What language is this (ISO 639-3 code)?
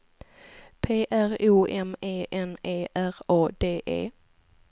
swe